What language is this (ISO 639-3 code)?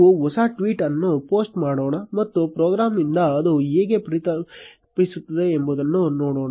kan